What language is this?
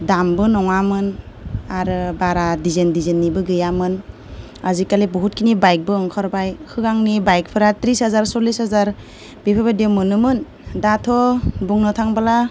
Bodo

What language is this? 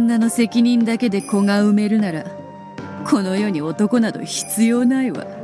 Japanese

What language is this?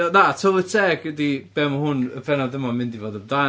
Welsh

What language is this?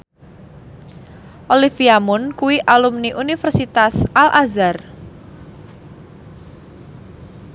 Javanese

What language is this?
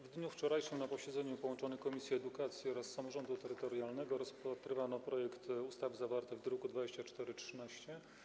Polish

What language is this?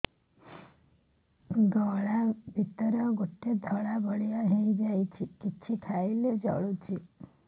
Odia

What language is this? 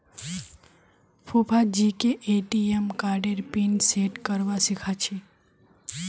Magahi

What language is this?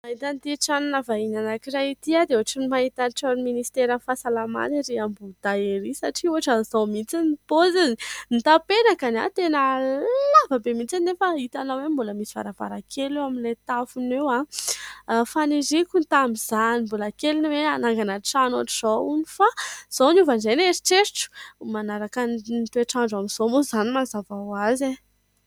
Malagasy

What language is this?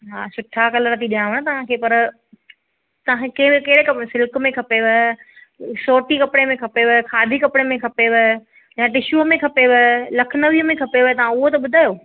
Sindhi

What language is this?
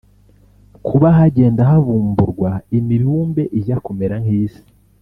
Kinyarwanda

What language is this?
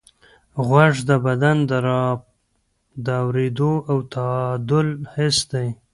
Pashto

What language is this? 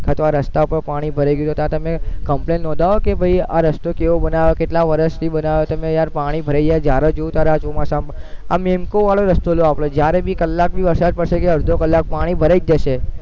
Gujarati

